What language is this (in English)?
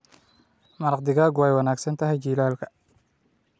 Somali